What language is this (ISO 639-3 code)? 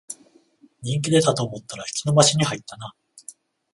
jpn